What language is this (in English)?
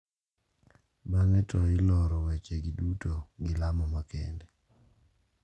Luo (Kenya and Tanzania)